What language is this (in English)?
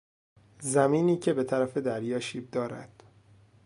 Persian